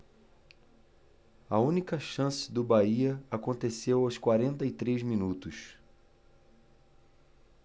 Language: Portuguese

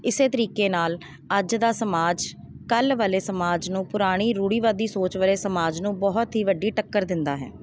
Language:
Punjabi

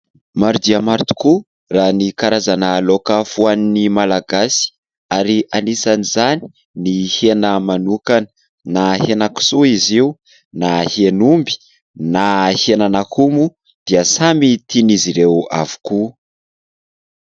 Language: Malagasy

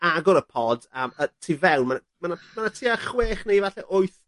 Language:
Welsh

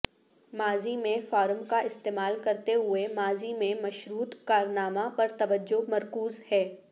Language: Urdu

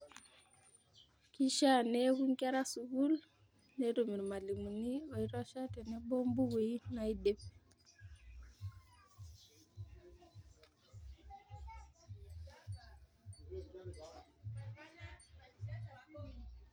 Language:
Masai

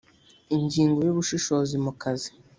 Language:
Kinyarwanda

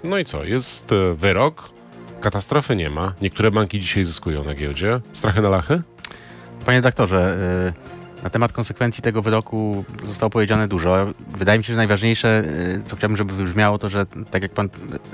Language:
Polish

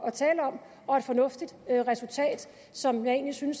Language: Danish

